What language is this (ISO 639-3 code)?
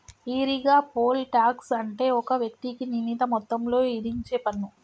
tel